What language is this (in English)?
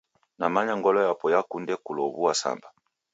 Taita